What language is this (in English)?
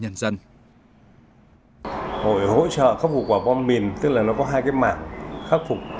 Vietnamese